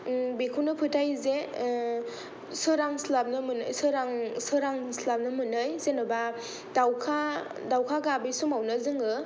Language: Bodo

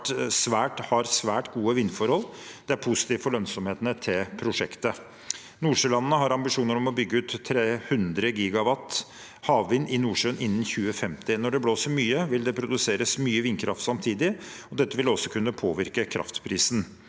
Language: Norwegian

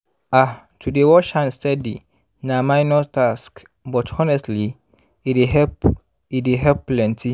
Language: Nigerian Pidgin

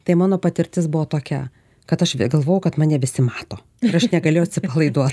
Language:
Lithuanian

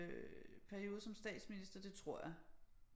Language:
Danish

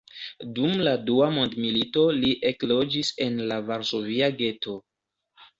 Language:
Esperanto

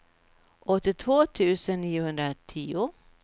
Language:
Swedish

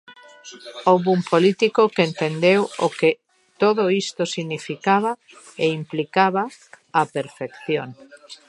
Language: Galician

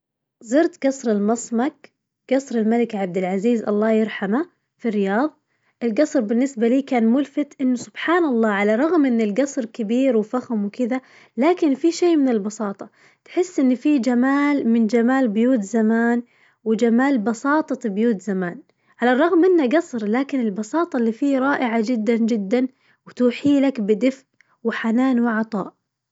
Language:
Najdi Arabic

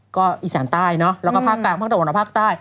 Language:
Thai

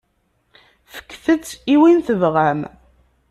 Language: Kabyle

